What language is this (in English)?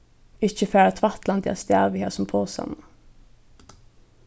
Faroese